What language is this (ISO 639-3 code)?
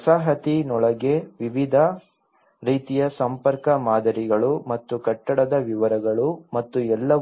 kan